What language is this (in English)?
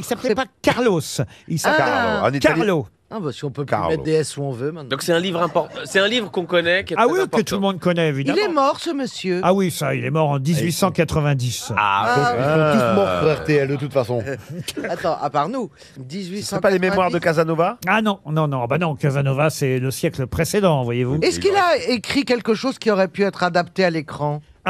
French